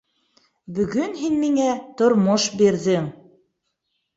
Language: Bashkir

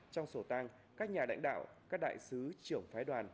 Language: Vietnamese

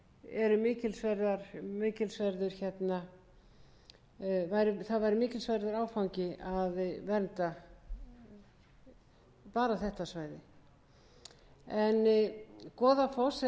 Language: Icelandic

